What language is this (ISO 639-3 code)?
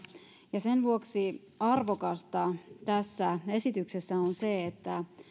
fin